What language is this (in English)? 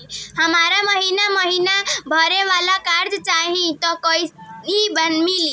Bhojpuri